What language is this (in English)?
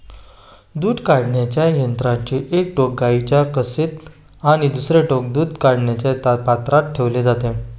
Marathi